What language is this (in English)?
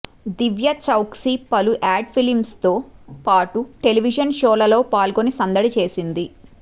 Telugu